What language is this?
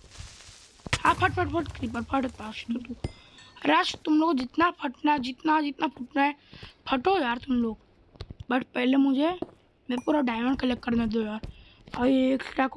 Hindi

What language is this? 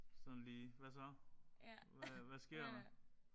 Danish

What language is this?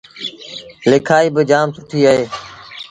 Sindhi Bhil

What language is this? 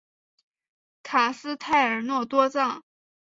Chinese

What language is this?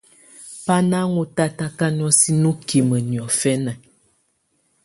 Tunen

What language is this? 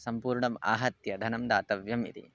Sanskrit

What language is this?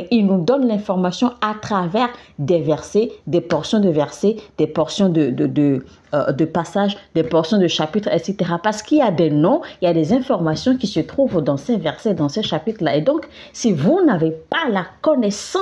French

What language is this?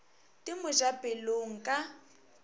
Northern Sotho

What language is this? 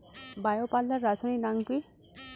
Bangla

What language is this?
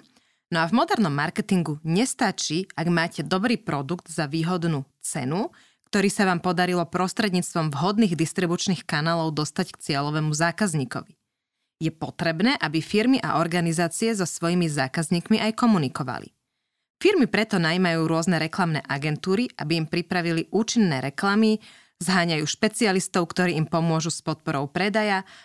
Slovak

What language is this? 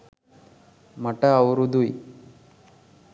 Sinhala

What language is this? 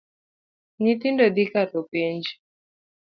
Luo (Kenya and Tanzania)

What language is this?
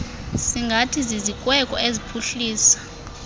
Xhosa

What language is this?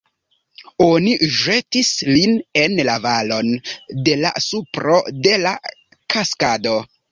Esperanto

